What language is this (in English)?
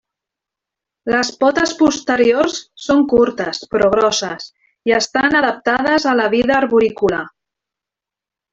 Catalan